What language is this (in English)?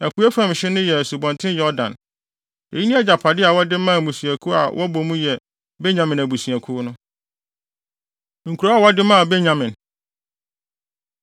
Akan